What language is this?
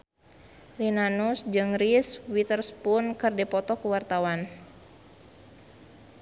Sundanese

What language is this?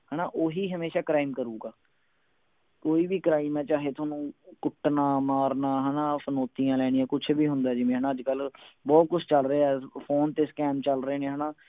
Punjabi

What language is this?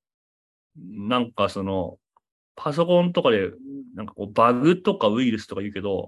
Japanese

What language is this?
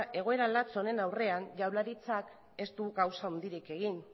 Basque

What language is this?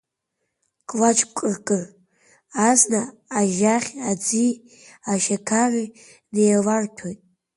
Abkhazian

